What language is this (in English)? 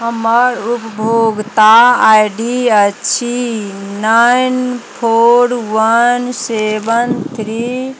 Maithili